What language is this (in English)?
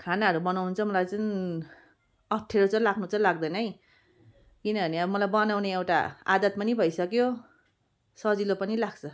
Nepali